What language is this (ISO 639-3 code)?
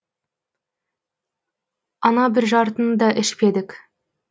kaz